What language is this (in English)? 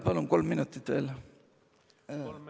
Estonian